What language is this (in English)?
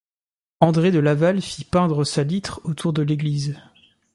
French